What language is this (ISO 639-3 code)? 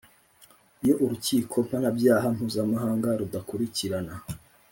kin